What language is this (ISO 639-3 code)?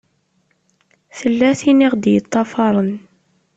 kab